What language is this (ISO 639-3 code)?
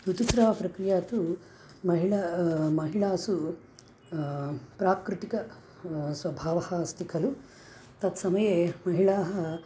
san